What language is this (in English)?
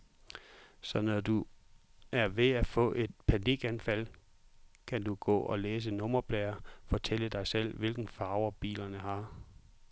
Danish